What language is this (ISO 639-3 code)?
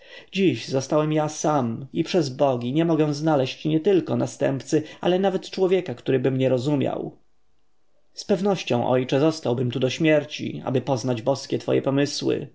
pol